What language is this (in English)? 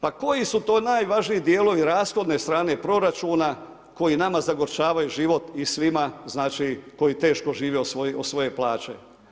Croatian